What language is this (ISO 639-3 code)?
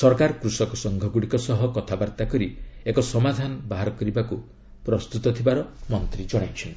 ori